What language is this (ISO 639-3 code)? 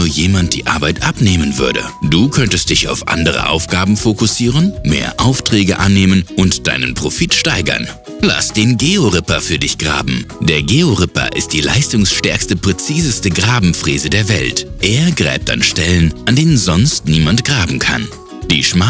deu